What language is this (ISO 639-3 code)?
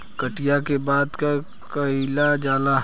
bho